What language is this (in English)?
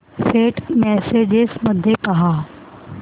Marathi